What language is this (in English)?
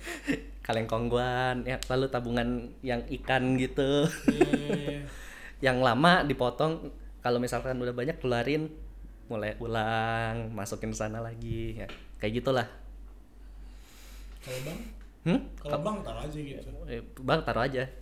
Indonesian